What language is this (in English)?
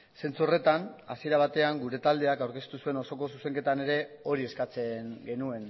Basque